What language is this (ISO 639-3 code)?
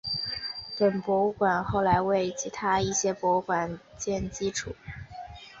zho